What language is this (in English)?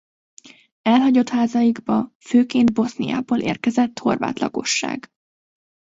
Hungarian